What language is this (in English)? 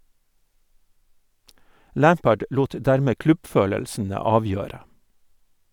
Norwegian